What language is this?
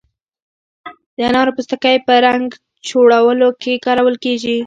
Pashto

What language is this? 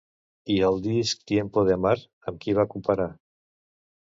Catalan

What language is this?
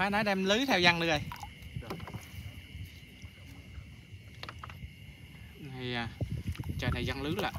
Vietnamese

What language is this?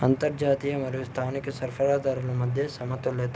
Telugu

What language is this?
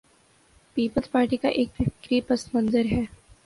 Urdu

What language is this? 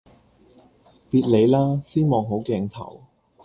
Cantonese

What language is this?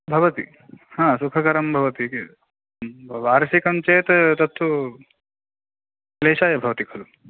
Sanskrit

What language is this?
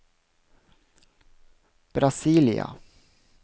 Norwegian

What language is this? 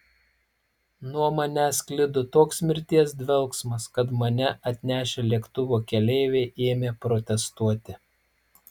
Lithuanian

